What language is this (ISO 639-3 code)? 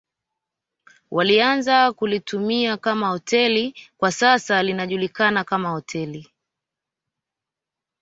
swa